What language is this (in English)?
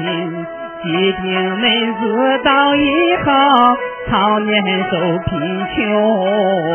Chinese